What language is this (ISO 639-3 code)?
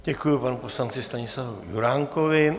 ces